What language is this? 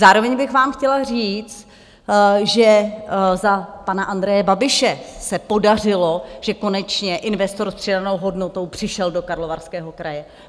Czech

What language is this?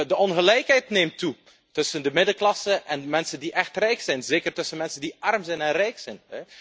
Dutch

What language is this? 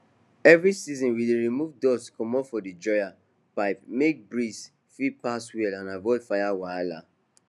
Nigerian Pidgin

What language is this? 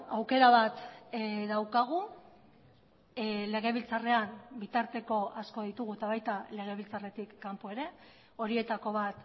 Basque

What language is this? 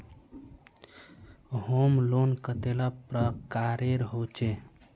Magahi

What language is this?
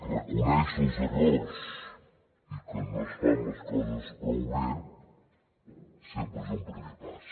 Catalan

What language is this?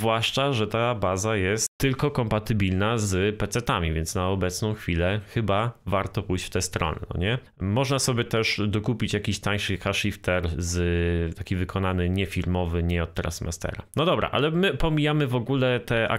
Polish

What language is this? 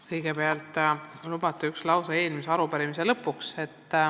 Estonian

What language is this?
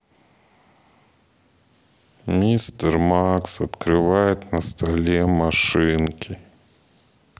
Russian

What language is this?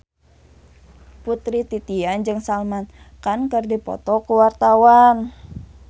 Sundanese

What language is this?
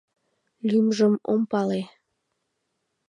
Mari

